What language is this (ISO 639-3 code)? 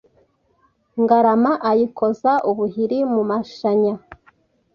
kin